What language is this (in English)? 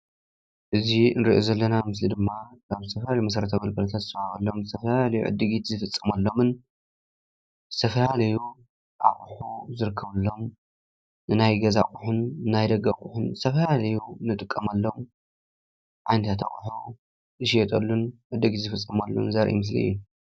Tigrinya